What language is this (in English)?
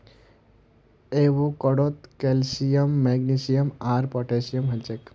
Magahi